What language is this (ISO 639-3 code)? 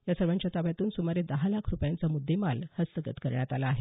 mar